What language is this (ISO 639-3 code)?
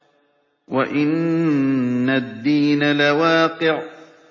ara